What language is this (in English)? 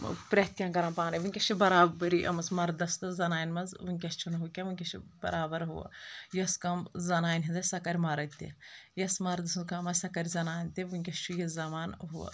Kashmiri